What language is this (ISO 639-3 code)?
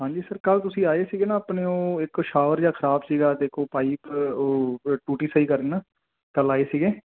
pan